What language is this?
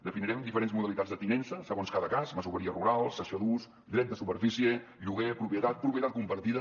Catalan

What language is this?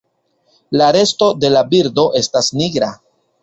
Esperanto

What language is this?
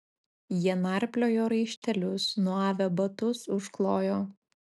Lithuanian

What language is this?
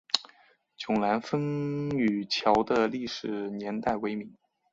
Chinese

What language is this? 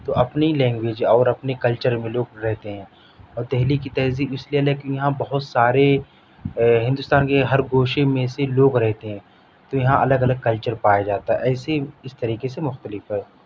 Urdu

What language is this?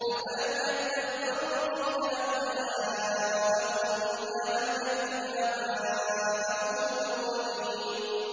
Arabic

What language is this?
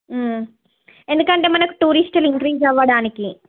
Telugu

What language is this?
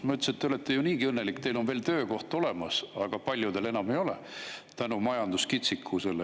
Estonian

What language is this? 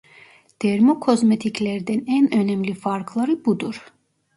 Turkish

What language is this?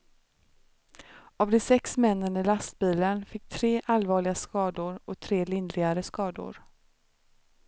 Swedish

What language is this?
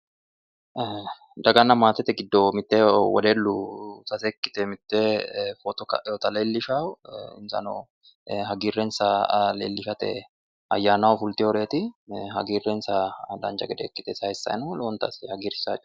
Sidamo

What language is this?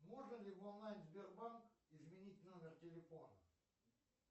Russian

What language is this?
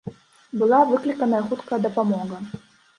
Belarusian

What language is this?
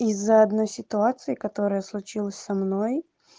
Russian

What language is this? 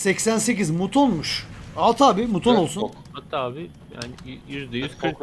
Turkish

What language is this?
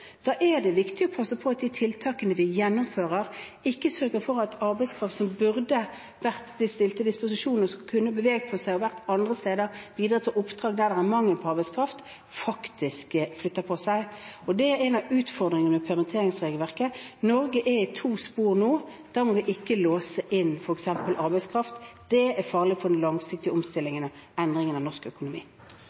Norwegian Bokmål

